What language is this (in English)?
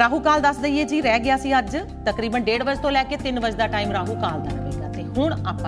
Hindi